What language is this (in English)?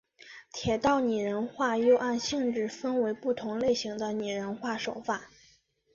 Chinese